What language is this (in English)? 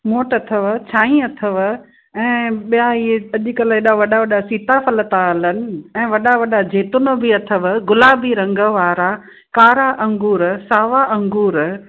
Sindhi